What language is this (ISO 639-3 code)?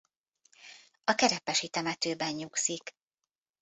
hun